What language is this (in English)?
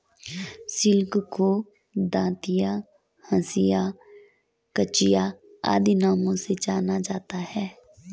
Hindi